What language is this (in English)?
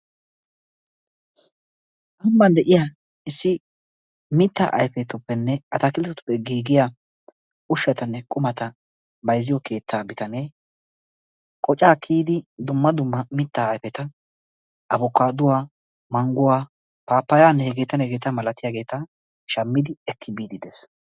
Wolaytta